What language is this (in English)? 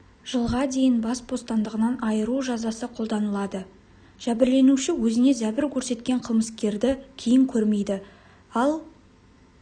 Kazakh